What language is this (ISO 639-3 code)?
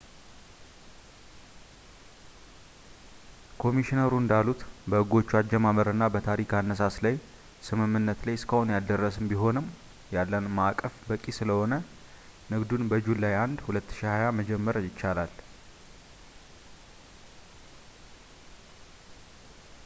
amh